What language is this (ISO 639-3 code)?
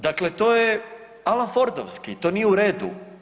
hrv